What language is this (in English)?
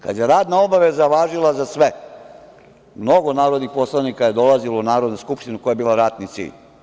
Serbian